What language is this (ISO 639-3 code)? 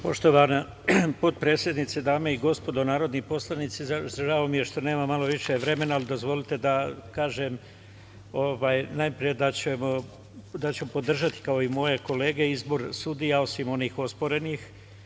srp